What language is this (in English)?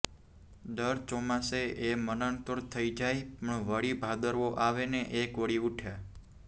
Gujarati